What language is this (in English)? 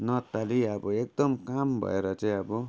Nepali